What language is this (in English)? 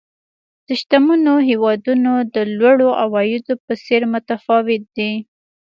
Pashto